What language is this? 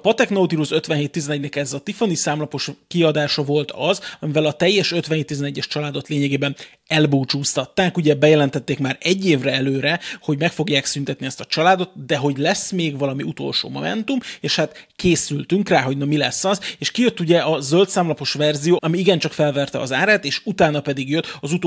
Hungarian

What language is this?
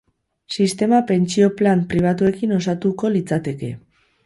Basque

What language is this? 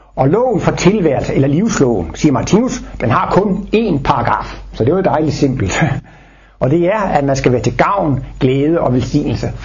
Danish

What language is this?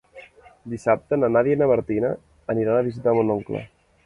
Catalan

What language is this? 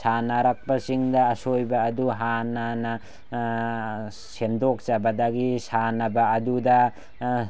Manipuri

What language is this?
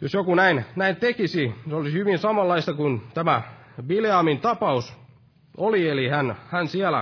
Finnish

